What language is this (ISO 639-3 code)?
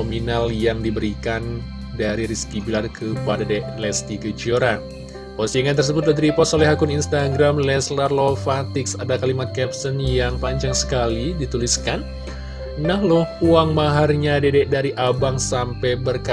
ind